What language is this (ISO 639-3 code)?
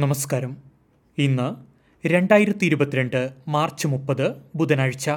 mal